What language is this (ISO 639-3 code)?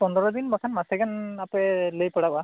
sat